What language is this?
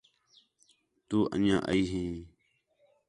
Khetrani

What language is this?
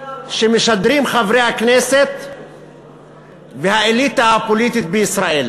Hebrew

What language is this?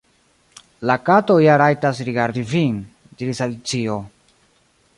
Esperanto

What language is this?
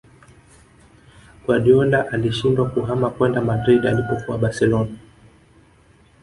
Swahili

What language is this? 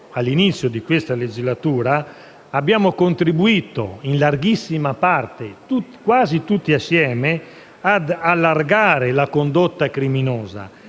Italian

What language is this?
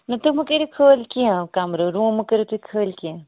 Kashmiri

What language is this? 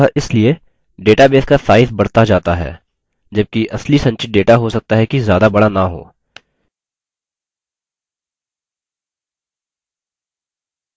Hindi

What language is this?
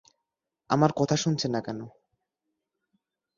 Bangla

